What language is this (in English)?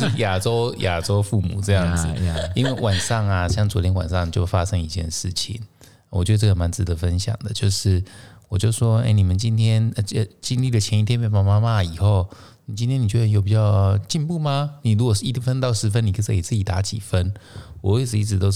Chinese